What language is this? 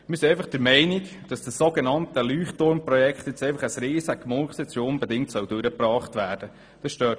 Swiss German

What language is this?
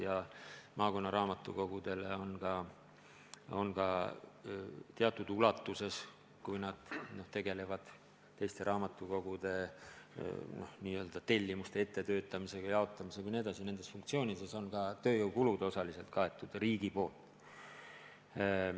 Estonian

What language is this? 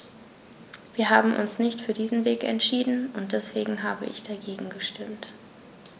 German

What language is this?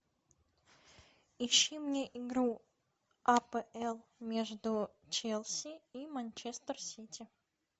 Russian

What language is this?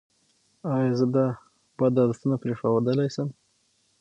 Pashto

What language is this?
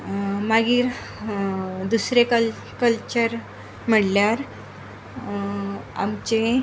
Konkani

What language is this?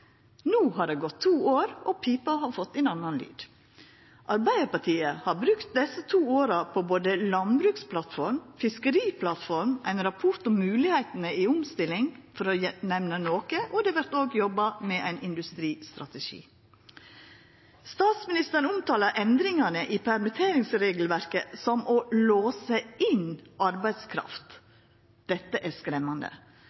Norwegian Nynorsk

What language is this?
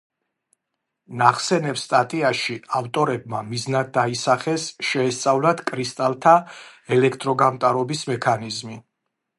Georgian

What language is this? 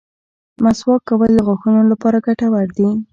Pashto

